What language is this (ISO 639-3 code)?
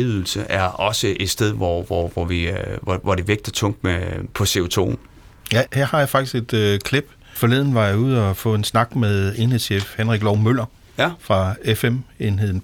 dan